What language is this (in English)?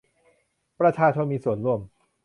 Thai